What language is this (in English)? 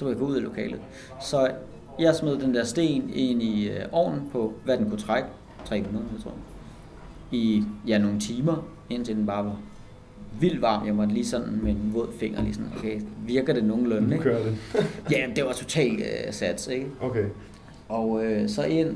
Danish